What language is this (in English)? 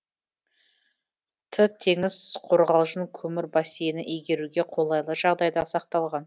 Kazakh